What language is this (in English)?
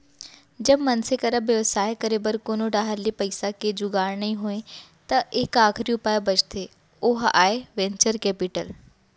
Chhattisgarhi